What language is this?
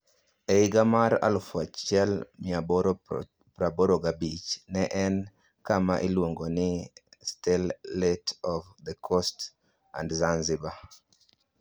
Luo (Kenya and Tanzania)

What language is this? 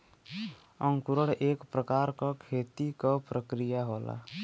Bhojpuri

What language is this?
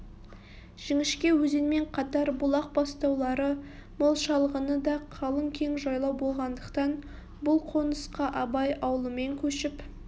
Kazakh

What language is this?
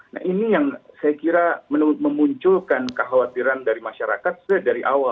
Indonesian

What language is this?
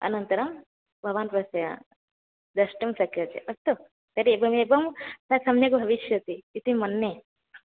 Sanskrit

